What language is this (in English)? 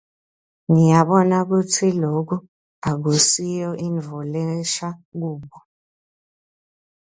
Swati